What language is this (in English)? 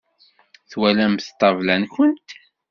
Kabyle